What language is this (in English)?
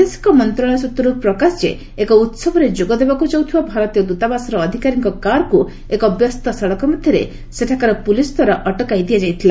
Odia